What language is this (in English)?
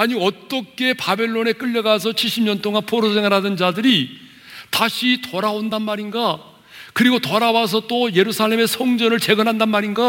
Korean